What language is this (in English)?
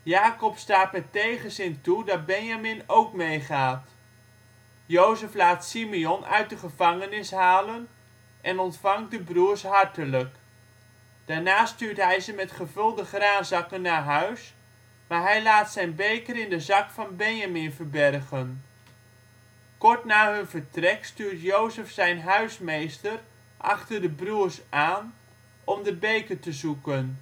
Dutch